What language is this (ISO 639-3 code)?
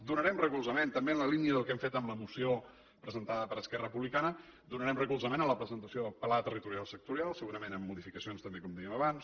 cat